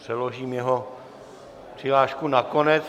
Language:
Czech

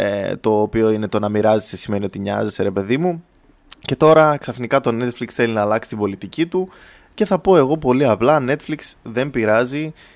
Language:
Greek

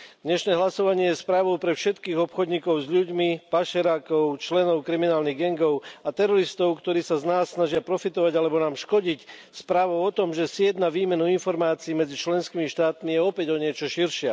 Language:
Slovak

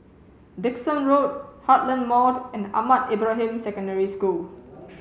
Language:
English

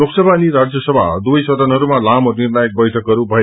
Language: Nepali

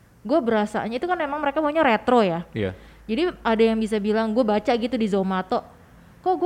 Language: Indonesian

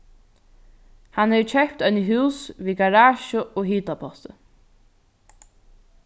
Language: Faroese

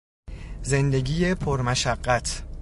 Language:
Persian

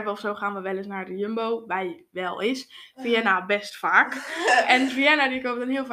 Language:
Dutch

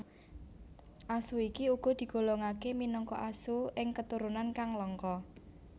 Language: Javanese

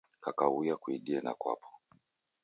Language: Taita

